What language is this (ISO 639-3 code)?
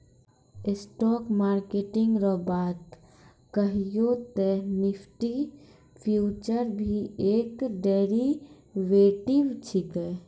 mai